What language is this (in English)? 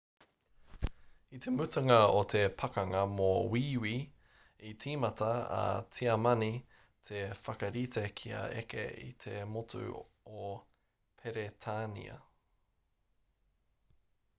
Māori